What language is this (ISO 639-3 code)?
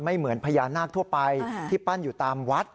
tha